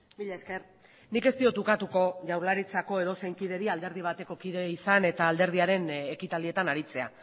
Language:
Basque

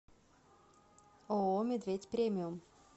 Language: Russian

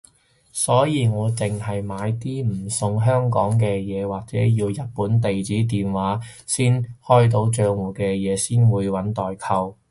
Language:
Cantonese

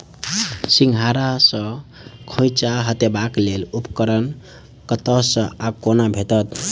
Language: Maithili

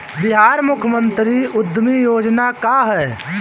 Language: Bhojpuri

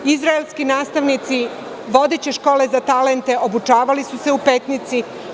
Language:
Serbian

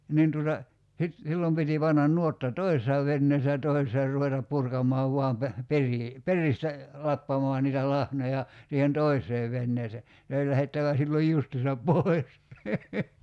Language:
Finnish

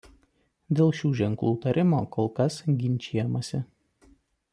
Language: Lithuanian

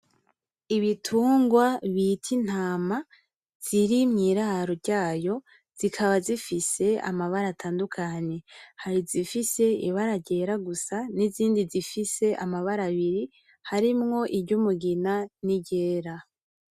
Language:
Rundi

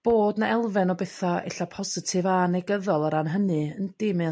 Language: Welsh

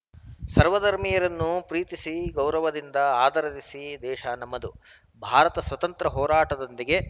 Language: Kannada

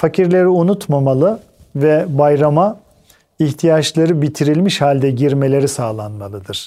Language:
Turkish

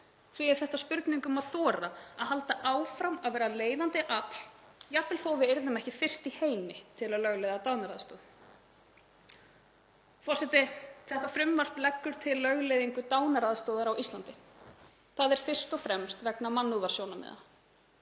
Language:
Icelandic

